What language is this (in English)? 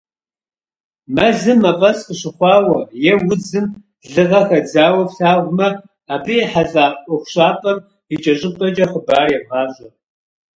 Kabardian